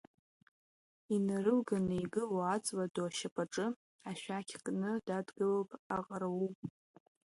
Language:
Abkhazian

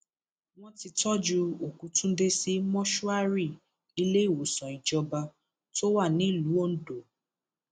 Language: Yoruba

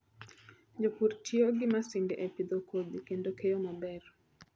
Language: Luo (Kenya and Tanzania)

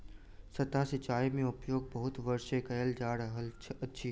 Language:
Maithili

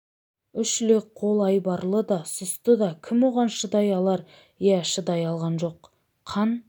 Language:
Kazakh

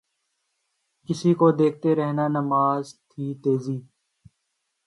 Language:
Urdu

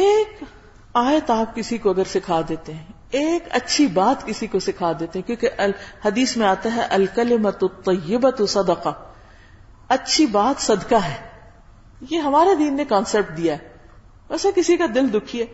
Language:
Urdu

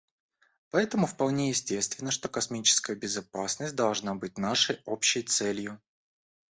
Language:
Russian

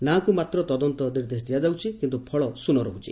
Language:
Odia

